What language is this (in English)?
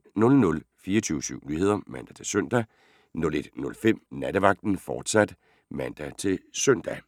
Danish